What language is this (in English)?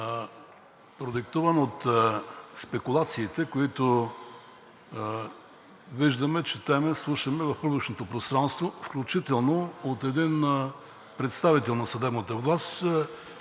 Bulgarian